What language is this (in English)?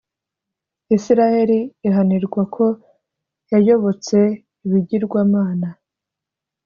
Kinyarwanda